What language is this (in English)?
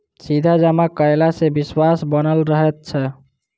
Maithili